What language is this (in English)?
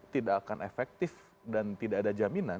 Indonesian